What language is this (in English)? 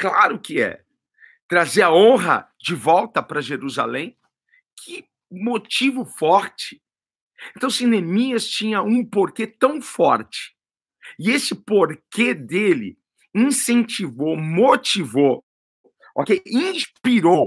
Portuguese